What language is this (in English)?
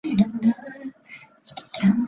Chinese